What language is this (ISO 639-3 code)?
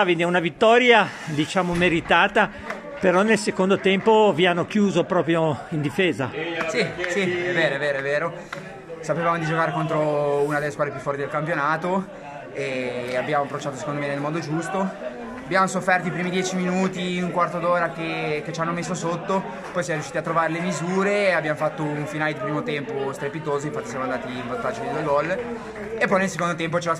ita